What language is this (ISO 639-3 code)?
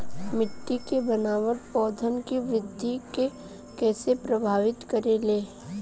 bho